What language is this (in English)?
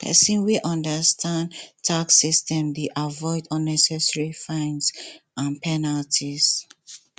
Nigerian Pidgin